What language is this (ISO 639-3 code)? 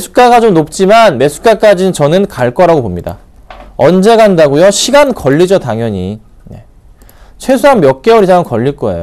kor